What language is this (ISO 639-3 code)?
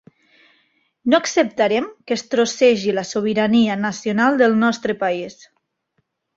cat